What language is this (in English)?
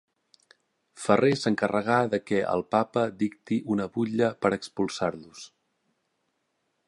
Catalan